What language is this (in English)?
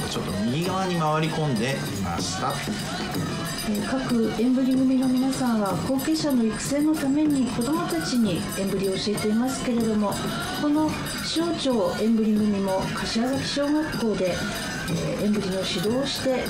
Japanese